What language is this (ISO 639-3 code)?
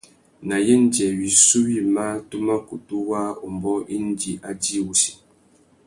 bag